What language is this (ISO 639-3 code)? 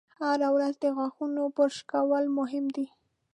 pus